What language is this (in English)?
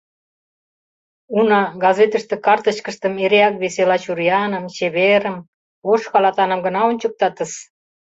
Mari